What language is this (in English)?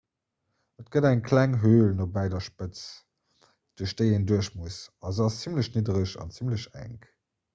Luxembourgish